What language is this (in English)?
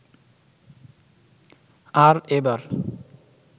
Bangla